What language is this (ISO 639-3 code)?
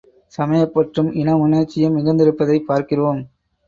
tam